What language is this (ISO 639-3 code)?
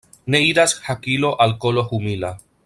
epo